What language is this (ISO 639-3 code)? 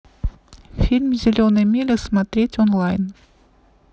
rus